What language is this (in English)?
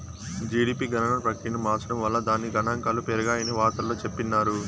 Telugu